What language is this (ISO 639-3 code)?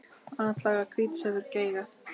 isl